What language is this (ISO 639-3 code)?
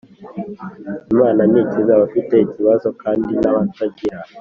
kin